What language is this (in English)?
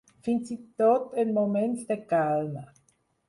Catalan